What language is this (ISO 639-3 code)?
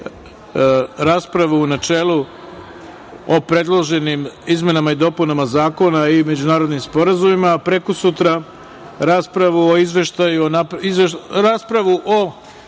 srp